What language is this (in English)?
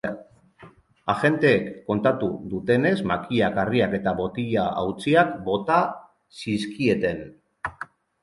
Basque